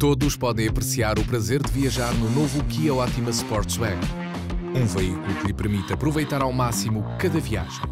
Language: Portuguese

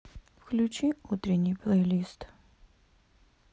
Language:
Russian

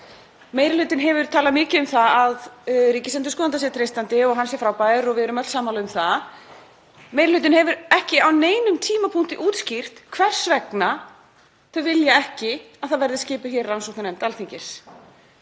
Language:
Icelandic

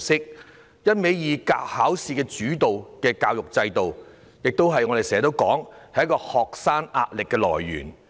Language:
Cantonese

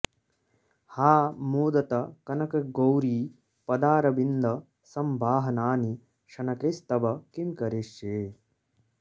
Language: Sanskrit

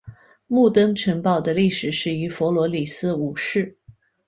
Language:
Chinese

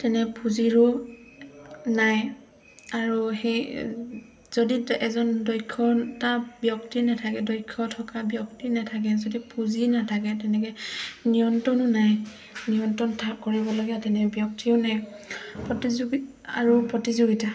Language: Assamese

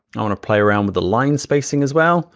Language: English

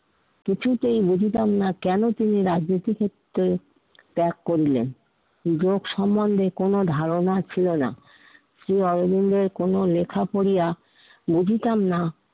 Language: Bangla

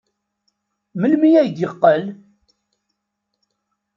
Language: Kabyle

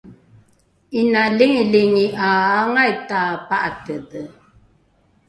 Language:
Rukai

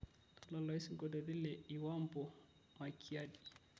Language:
Masai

